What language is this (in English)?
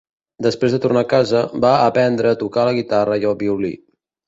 Catalan